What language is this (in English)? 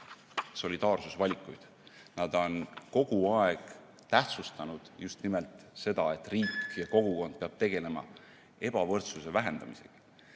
Estonian